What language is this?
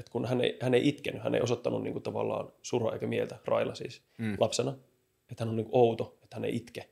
Finnish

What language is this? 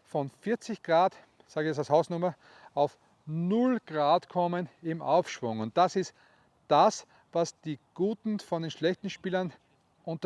German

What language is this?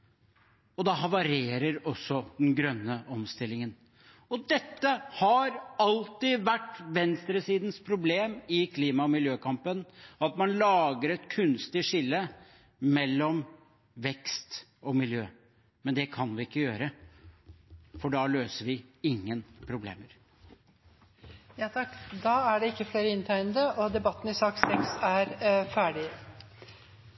Norwegian Bokmål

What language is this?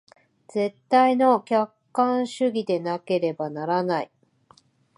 Japanese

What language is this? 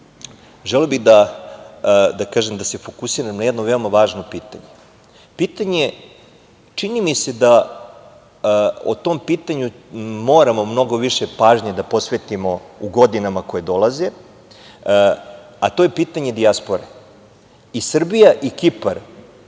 Serbian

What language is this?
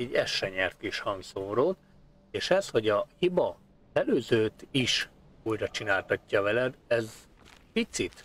Hungarian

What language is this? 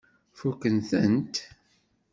Kabyle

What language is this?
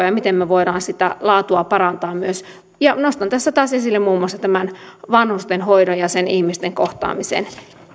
Finnish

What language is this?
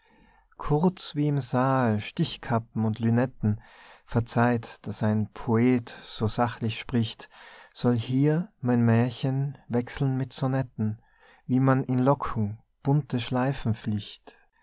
German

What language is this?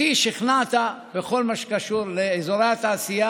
Hebrew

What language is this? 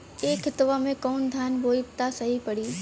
Bhojpuri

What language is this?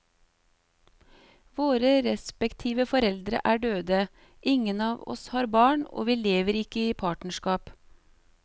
Norwegian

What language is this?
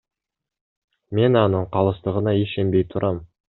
Kyrgyz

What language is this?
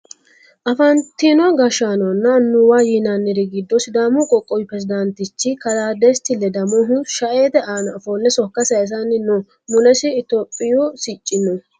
Sidamo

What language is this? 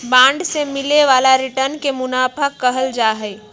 Magahi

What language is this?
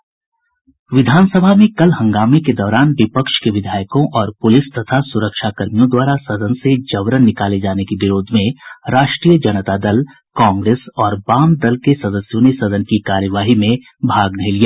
Hindi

